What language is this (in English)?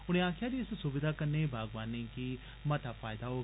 Dogri